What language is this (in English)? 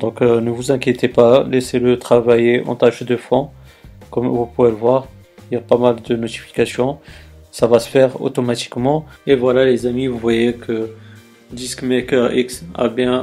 French